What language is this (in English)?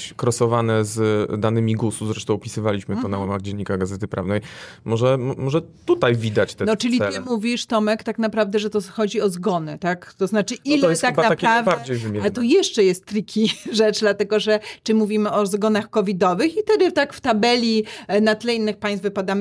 Polish